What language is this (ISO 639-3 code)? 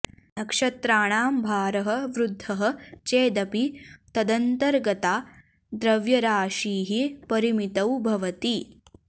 san